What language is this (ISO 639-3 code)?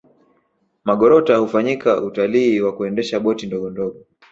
swa